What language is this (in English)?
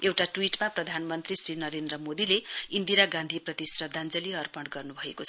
Nepali